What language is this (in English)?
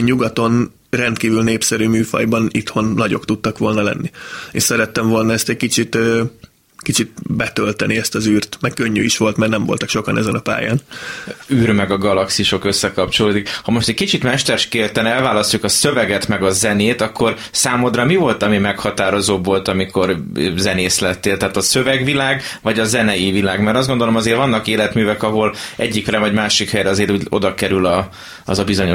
Hungarian